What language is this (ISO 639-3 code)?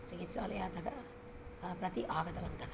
san